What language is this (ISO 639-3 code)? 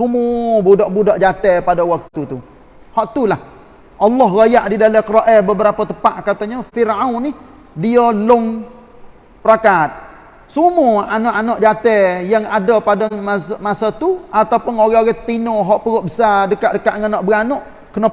msa